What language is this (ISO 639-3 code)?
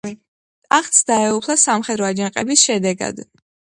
kat